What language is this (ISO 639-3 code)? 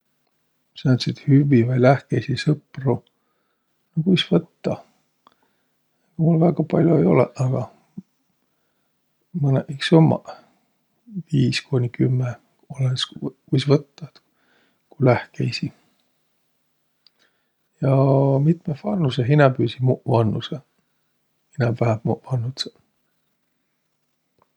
vro